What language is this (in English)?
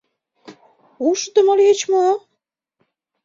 Mari